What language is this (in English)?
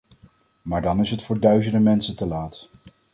Dutch